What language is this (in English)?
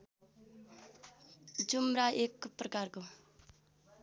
Nepali